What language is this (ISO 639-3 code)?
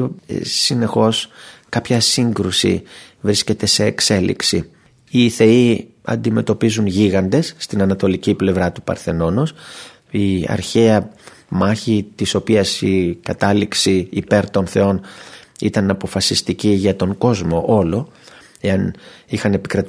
ell